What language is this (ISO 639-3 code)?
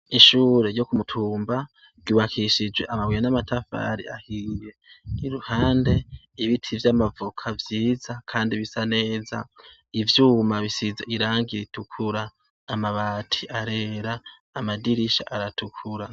run